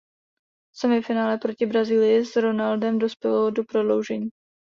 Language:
Czech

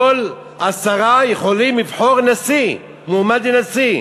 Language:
Hebrew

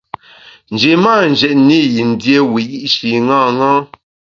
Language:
Bamun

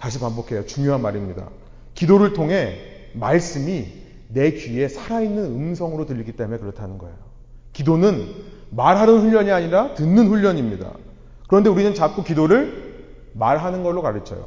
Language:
Korean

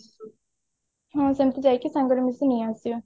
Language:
Odia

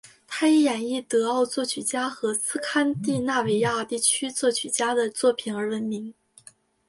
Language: Chinese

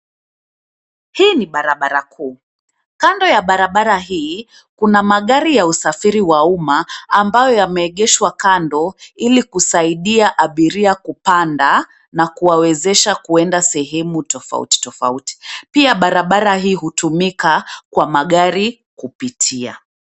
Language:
Swahili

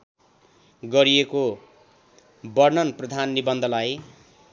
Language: Nepali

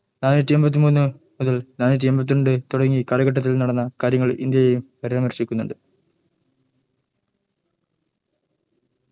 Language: Malayalam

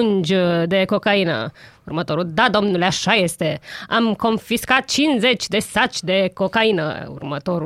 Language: Romanian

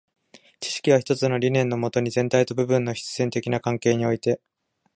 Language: Japanese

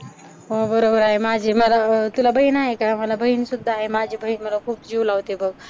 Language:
Marathi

